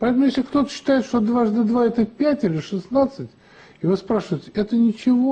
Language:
Russian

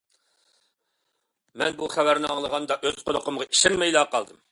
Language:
Uyghur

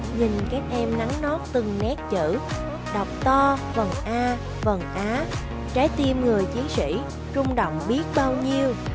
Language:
Vietnamese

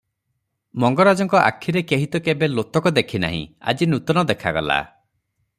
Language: Odia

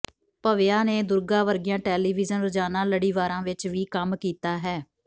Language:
Punjabi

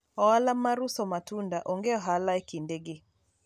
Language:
Luo (Kenya and Tanzania)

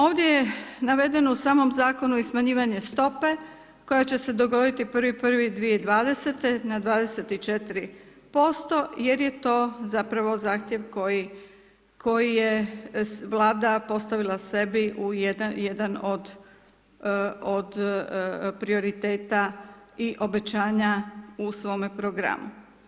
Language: Croatian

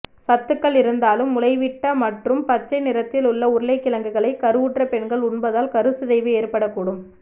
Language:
Tamil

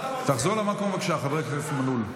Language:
Hebrew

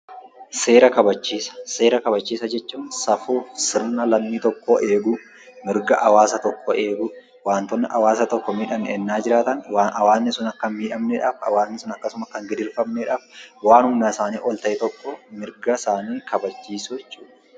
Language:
Oromo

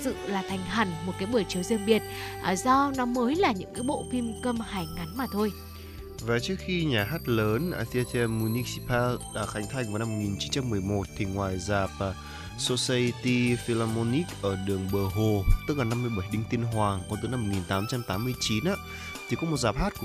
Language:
Vietnamese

